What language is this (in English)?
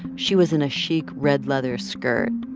English